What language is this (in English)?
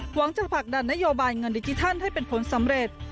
Thai